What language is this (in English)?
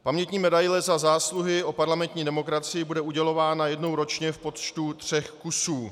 Czech